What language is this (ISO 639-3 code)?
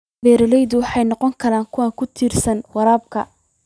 som